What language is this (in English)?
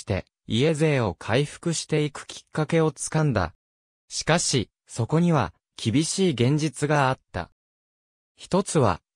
Japanese